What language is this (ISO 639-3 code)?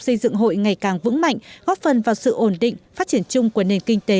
vie